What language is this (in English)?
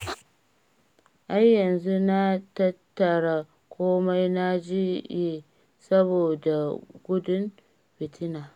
Hausa